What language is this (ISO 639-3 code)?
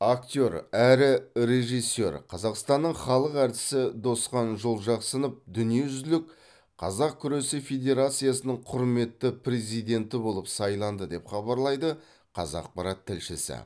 kaz